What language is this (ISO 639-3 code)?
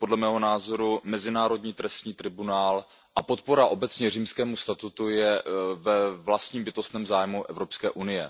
ces